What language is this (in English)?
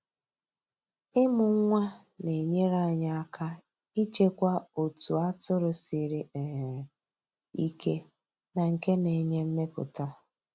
Igbo